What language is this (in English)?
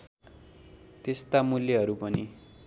Nepali